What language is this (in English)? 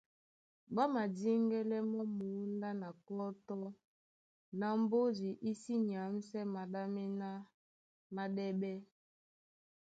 Duala